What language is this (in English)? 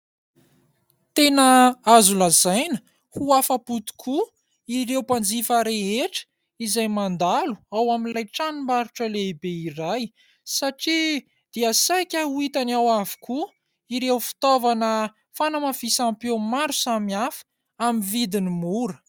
Malagasy